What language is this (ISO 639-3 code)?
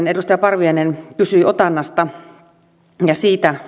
fin